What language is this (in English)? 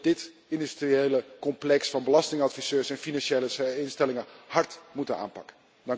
Dutch